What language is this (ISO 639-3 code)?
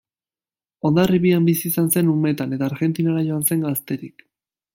eus